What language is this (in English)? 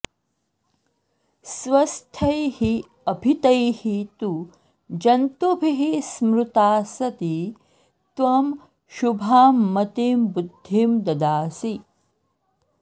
Sanskrit